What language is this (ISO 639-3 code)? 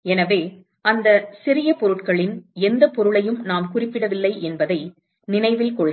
tam